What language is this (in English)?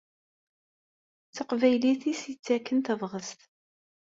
Kabyle